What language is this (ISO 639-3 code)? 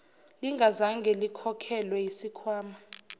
zul